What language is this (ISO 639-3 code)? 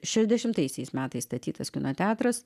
lit